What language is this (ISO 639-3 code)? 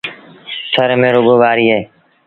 sbn